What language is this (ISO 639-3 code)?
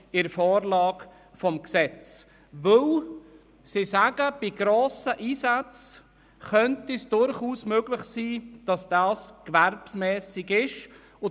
gsw